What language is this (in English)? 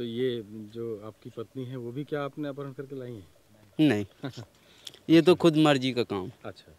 Hindi